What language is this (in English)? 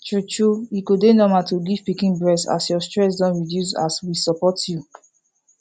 Nigerian Pidgin